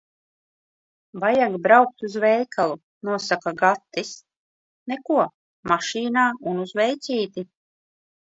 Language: Latvian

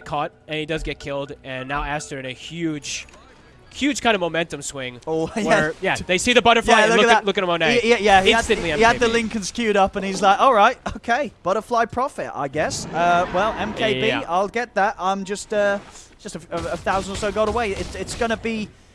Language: English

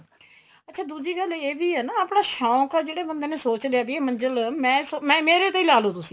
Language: Punjabi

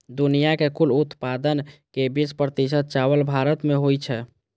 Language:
Maithili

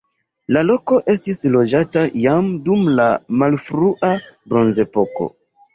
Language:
Esperanto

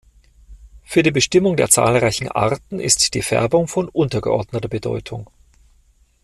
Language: German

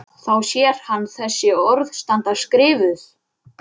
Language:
Icelandic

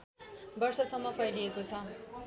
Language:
Nepali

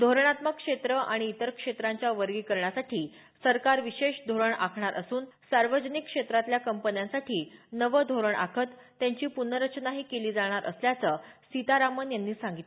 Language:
Marathi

